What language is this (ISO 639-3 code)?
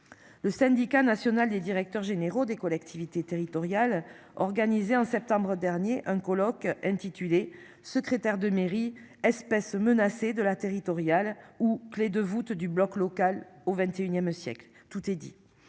fra